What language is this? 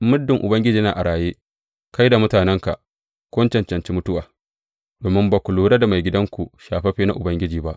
Hausa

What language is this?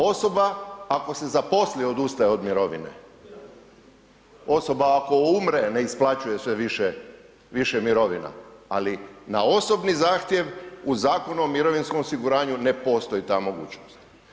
Croatian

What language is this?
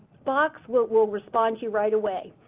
English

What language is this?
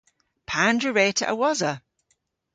Cornish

